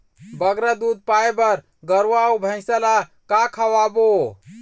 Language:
Chhattisgarhi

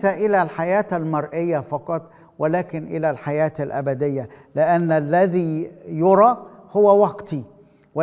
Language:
Arabic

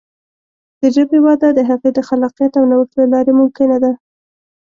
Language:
Pashto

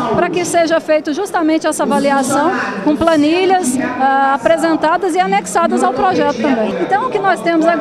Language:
Portuguese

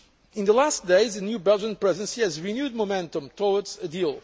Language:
English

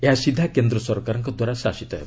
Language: Odia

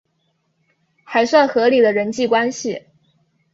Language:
Chinese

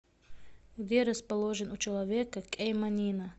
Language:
Russian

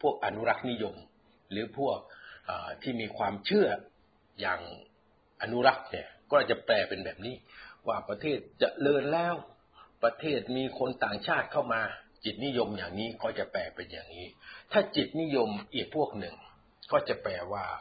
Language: Thai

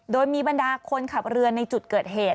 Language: Thai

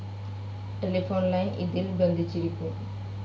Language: Malayalam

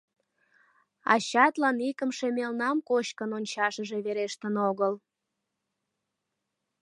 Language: Mari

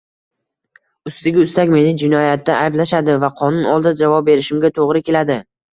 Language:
Uzbek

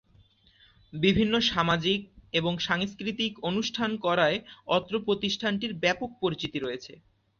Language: Bangla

